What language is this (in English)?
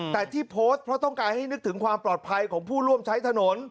Thai